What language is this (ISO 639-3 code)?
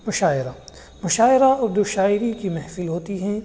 urd